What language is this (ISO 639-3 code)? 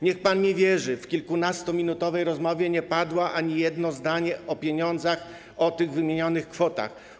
pol